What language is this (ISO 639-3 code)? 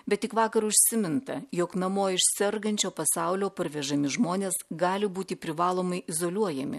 lit